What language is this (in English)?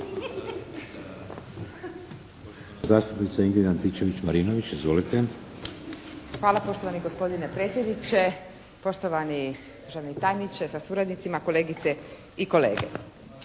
Croatian